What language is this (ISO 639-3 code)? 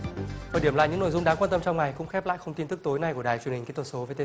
vie